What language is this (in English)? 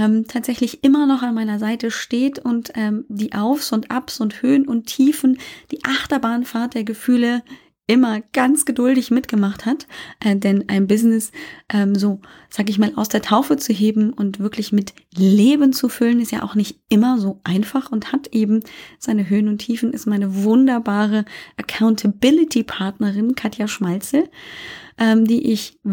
German